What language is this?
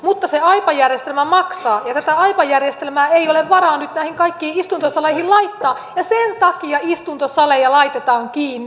Finnish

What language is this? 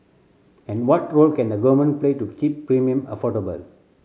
English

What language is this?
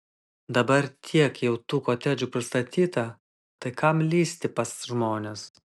Lithuanian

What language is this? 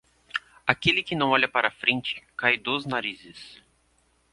Portuguese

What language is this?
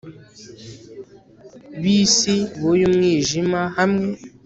Kinyarwanda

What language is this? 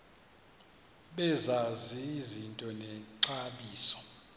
Xhosa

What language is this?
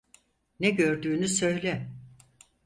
Turkish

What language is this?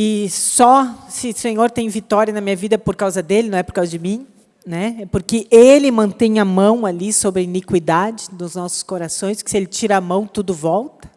Portuguese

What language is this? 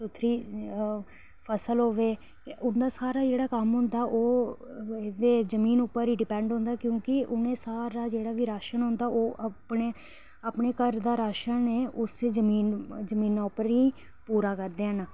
Dogri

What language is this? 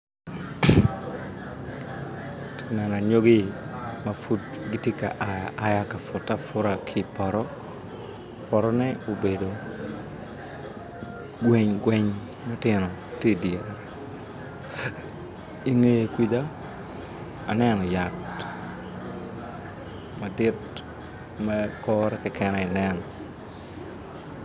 Acoli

